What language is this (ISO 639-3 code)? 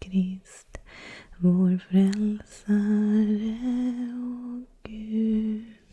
swe